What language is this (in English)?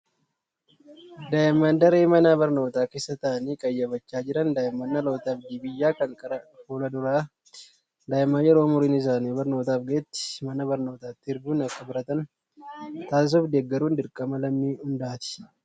Oromo